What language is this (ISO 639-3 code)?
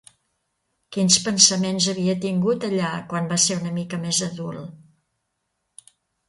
cat